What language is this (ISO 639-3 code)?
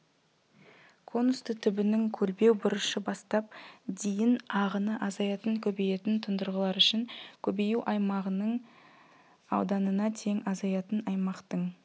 kaz